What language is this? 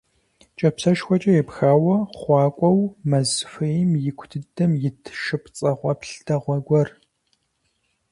Kabardian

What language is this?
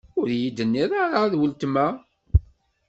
Kabyle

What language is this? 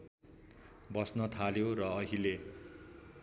Nepali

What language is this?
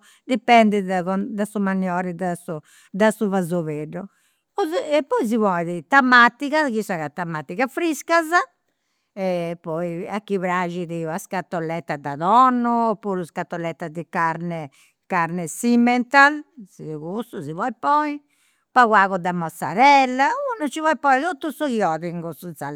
Campidanese Sardinian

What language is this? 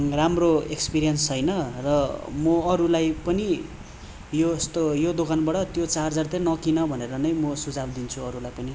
Nepali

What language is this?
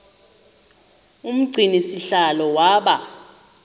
Xhosa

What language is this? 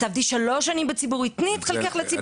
Hebrew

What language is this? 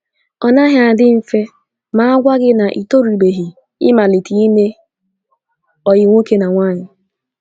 Igbo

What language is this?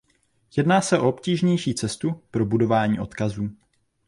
Czech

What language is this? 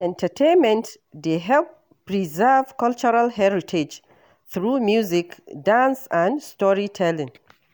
Nigerian Pidgin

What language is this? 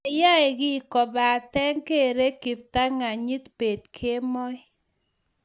Kalenjin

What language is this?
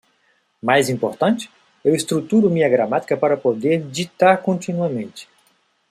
Portuguese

